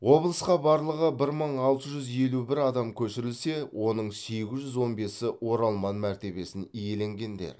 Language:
Kazakh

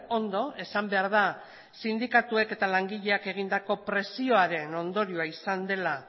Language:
Basque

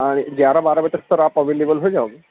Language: Urdu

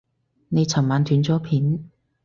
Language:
Cantonese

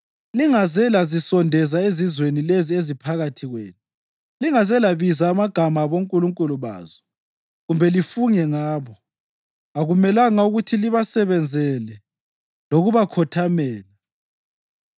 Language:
North Ndebele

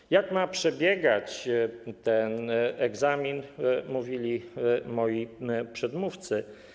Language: Polish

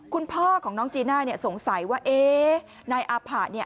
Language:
Thai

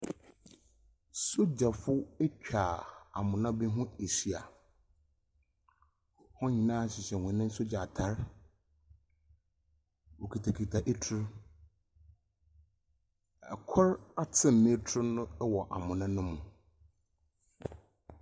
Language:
Akan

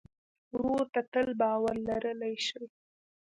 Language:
Pashto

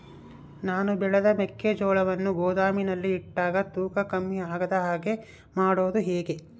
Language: Kannada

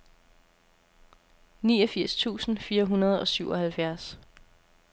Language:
Danish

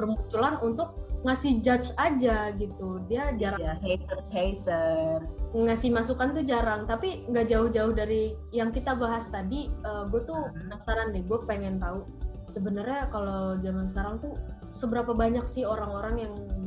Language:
Indonesian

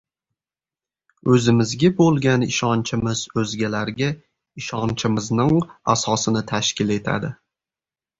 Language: Uzbek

